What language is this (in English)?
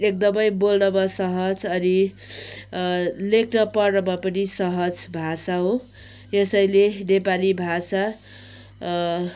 Nepali